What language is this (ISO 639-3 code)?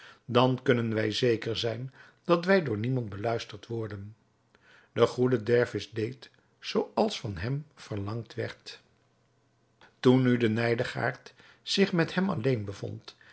nld